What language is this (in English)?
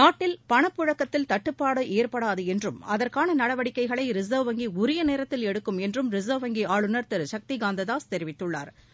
Tamil